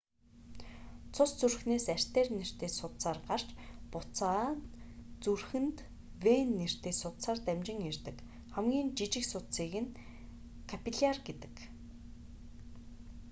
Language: Mongolian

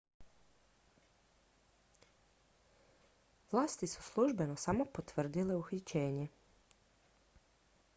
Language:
Croatian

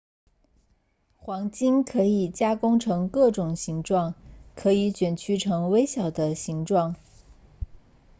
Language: Chinese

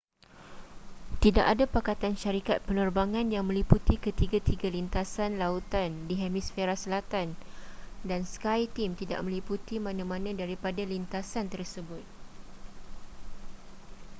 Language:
Malay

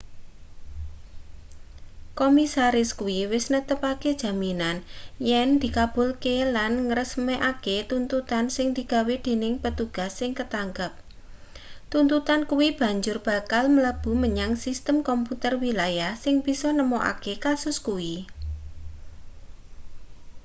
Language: Javanese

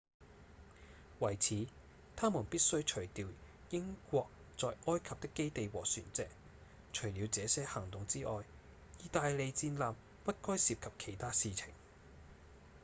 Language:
Cantonese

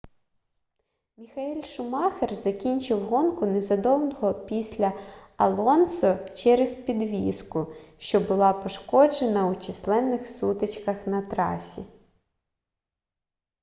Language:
Ukrainian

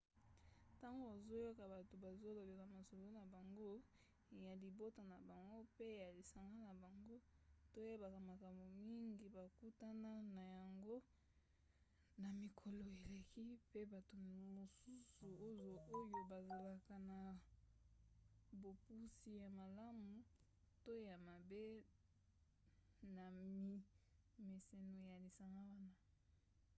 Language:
Lingala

